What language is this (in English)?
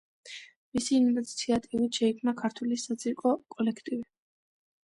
Georgian